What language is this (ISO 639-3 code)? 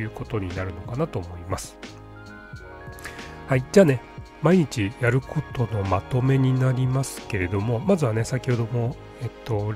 jpn